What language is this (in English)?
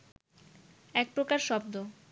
Bangla